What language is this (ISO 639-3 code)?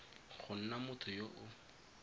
tsn